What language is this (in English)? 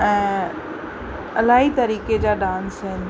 Sindhi